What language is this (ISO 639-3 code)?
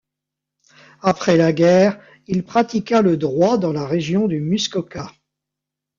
fra